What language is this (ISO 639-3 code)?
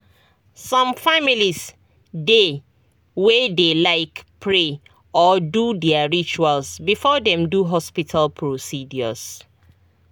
pcm